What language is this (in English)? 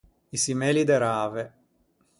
Ligurian